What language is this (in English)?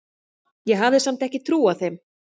Icelandic